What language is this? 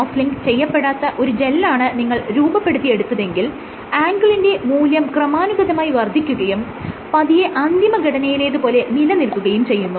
Malayalam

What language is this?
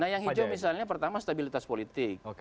Indonesian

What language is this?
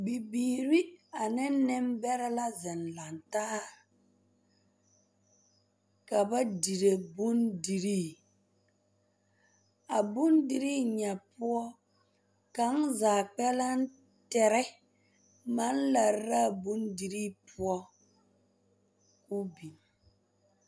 Southern Dagaare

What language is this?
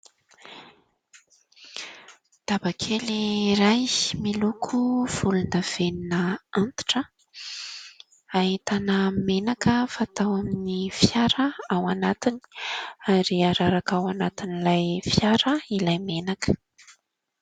Malagasy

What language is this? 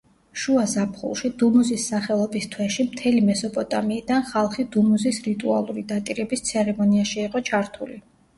Georgian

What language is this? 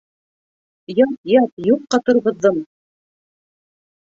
Bashkir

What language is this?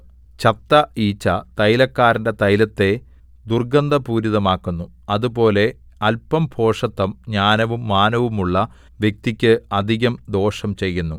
Malayalam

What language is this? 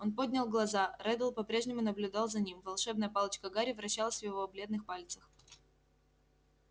Russian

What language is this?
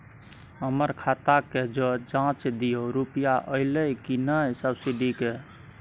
Maithili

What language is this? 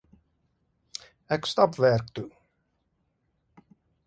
Afrikaans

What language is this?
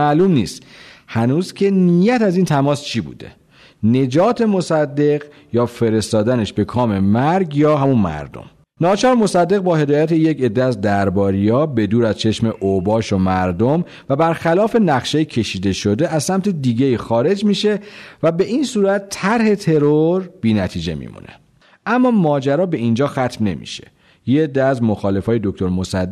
Persian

